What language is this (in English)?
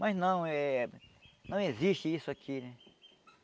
Portuguese